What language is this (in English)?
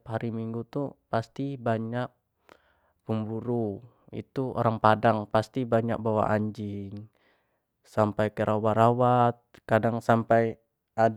Jambi Malay